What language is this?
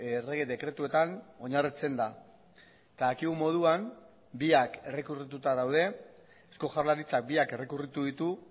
Basque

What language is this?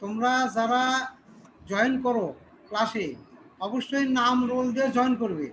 Turkish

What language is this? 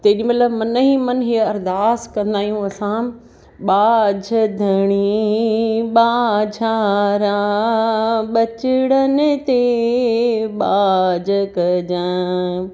Sindhi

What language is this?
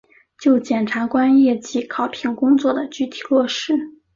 Chinese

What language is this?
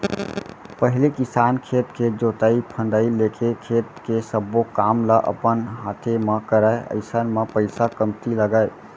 Chhattisgarhi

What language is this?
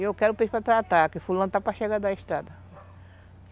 Portuguese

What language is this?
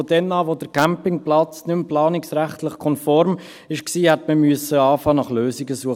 Swiss German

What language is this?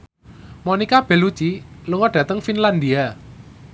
Javanese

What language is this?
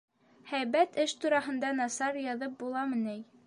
Bashkir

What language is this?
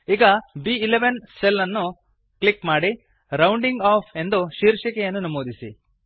Kannada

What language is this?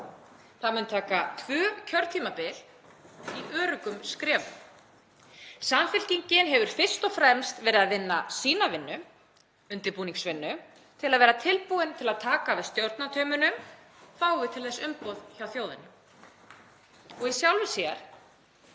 Icelandic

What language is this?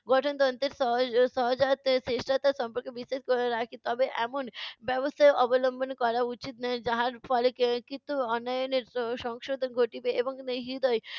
Bangla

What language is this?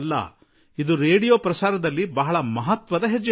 Kannada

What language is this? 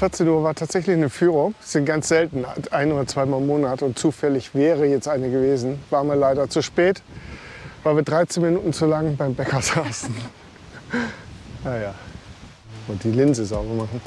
German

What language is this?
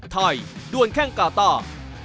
Thai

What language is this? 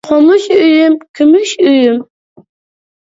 Uyghur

